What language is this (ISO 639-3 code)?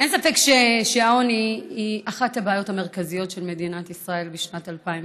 heb